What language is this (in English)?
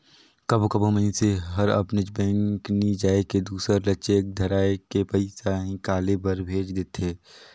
Chhattisgarhi